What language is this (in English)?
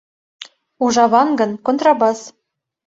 Mari